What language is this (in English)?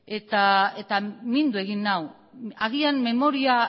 Basque